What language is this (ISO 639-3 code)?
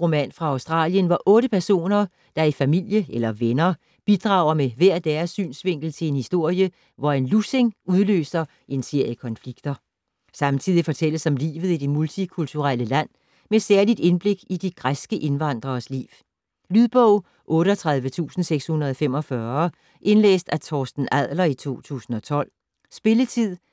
dan